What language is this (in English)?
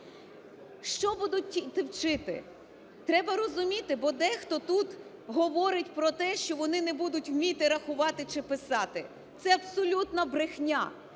Ukrainian